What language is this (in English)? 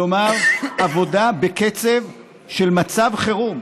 Hebrew